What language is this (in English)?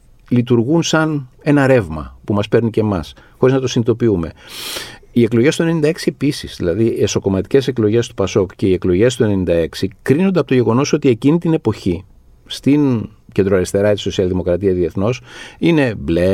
Greek